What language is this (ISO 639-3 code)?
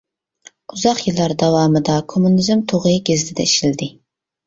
uig